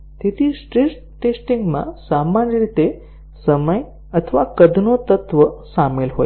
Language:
Gujarati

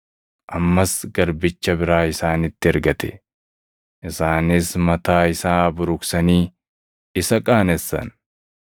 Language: Oromo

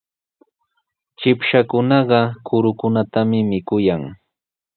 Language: Sihuas Ancash Quechua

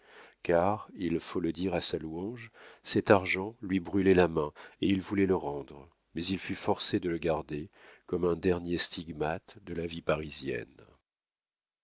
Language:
French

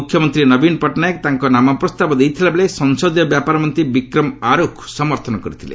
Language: Odia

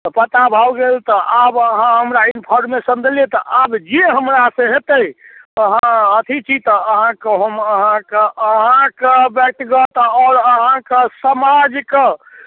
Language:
Maithili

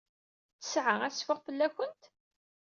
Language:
Kabyle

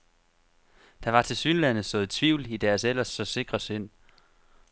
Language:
Danish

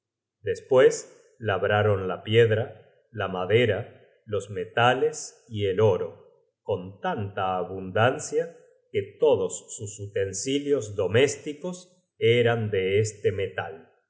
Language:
Spanish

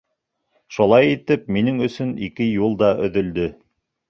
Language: Bashkir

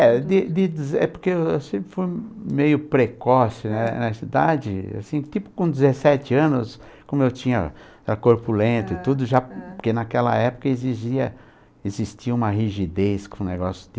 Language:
Portuguese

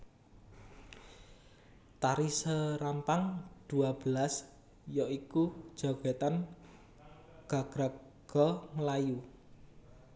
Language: Javanese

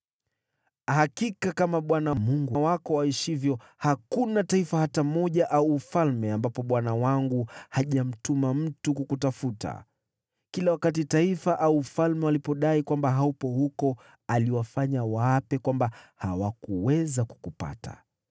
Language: Swahili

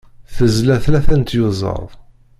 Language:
Kabyle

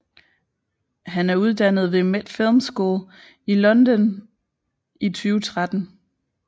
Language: Danish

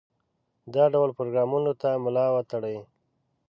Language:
Pashto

